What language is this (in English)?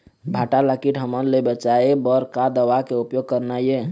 Chhattisgarhi